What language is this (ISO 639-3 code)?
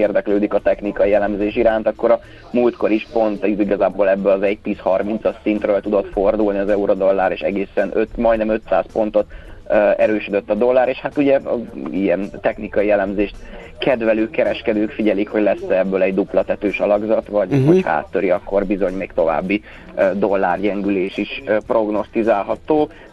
hun